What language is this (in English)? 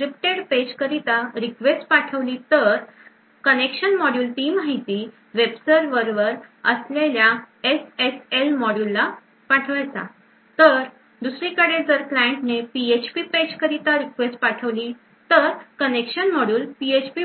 Marathi